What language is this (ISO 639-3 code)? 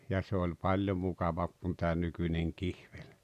fin